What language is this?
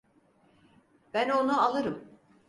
Turkish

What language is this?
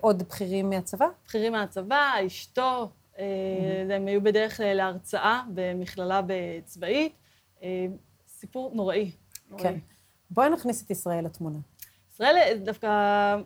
Hebrew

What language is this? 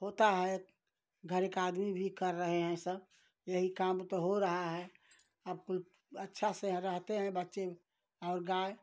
Hindi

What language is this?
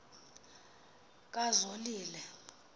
Xhosa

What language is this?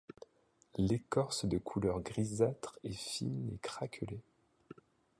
French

